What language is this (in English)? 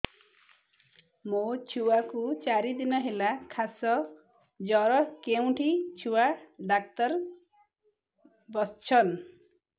Odia